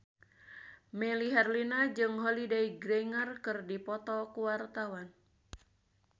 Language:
Sundanese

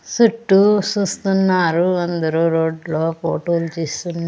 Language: Telugu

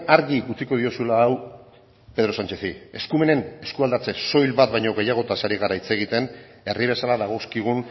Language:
Basque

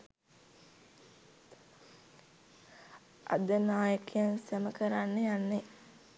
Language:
Sinhala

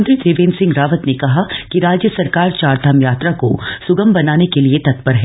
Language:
Hindi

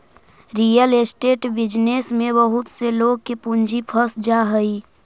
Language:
Magahi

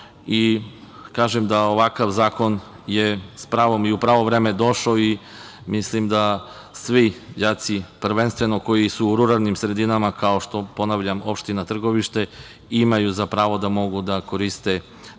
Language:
Serbian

